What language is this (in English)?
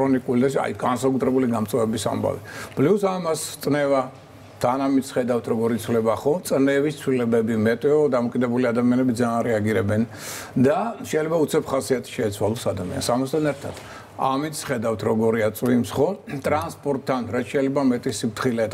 Romanian